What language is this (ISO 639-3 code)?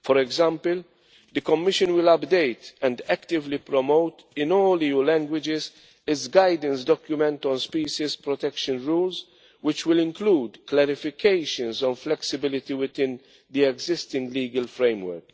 eng